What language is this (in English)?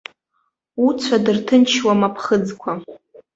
Abkhazian